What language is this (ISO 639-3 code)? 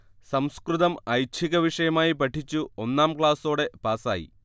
mal